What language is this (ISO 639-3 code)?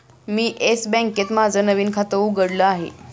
mar